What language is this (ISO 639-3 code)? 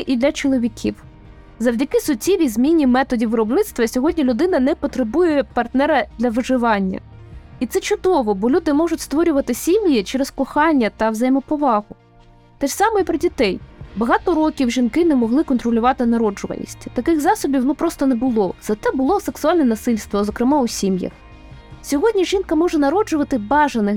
ukr